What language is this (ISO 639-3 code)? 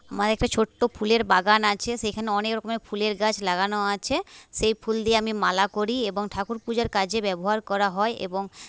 ben